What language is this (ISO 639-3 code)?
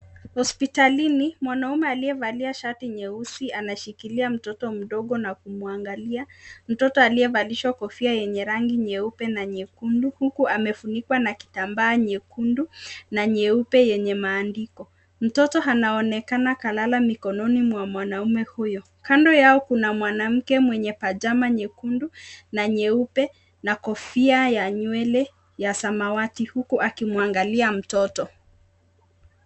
swa